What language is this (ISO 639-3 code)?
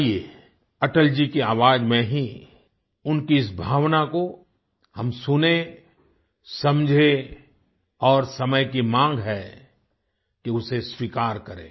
hin